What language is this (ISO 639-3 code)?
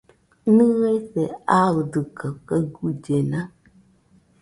hux